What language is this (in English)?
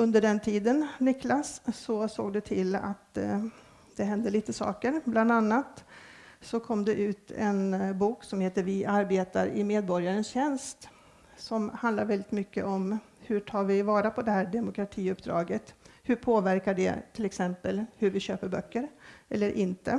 Swedish